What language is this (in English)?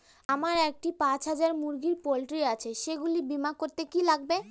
Bangla